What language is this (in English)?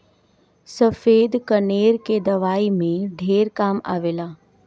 Bhojpuri